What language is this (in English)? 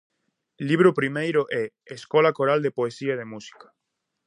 Galician